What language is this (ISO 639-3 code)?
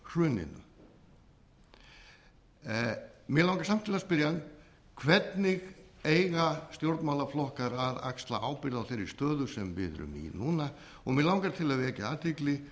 isl